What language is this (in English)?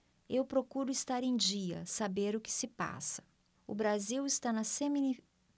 Portuguese